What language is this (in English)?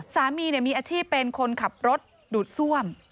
Thai